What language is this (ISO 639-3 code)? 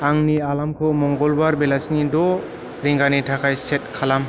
brx